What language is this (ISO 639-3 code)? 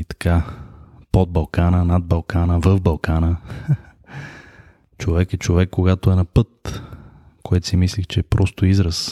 bul